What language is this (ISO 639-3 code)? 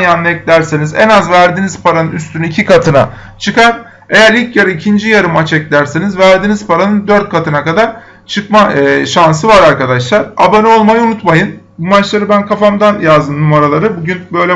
tur